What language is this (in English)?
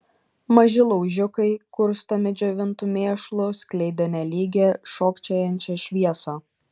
Lithuanian